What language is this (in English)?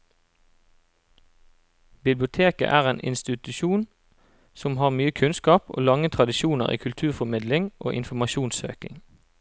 Norwegian